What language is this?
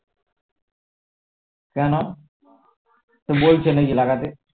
Bangla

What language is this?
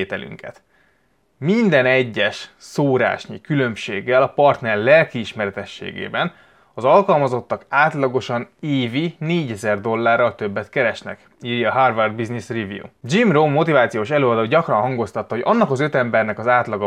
Hungarian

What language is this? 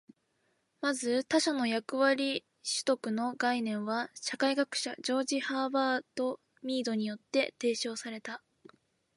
Japanese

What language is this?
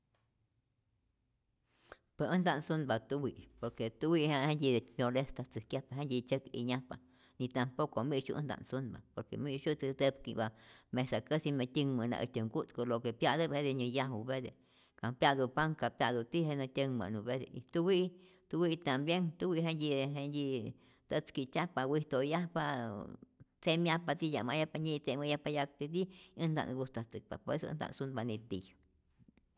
Rayón Zoque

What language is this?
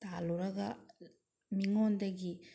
Manipuri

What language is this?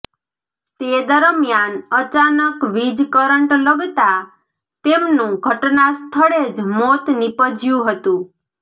Gujarati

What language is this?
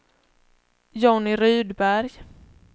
Swedish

